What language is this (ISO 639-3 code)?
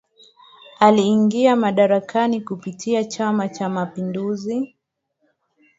swa